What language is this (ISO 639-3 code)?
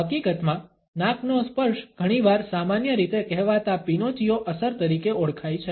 guj